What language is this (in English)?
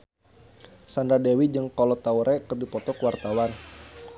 Sundanese